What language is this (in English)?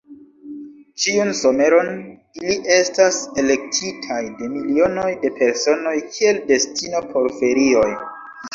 Esperanto